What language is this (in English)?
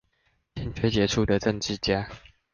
Chinese